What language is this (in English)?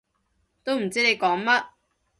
Cantonese